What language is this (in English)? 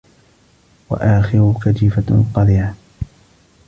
Arabic